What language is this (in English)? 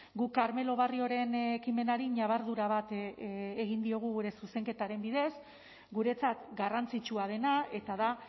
Basque